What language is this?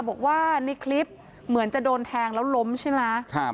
Thai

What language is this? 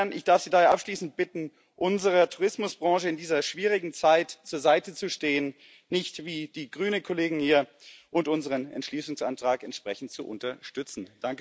German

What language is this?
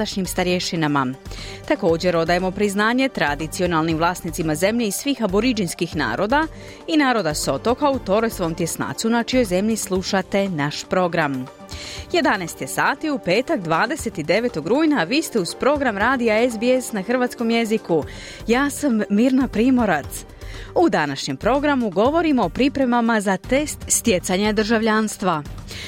Croatian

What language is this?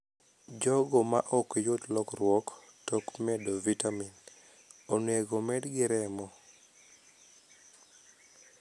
Luo (Kenya and Tanzania)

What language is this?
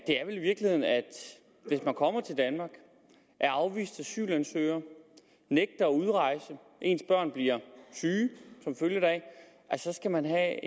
Danish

